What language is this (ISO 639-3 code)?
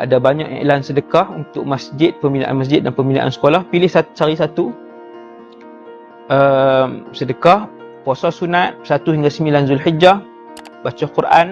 msa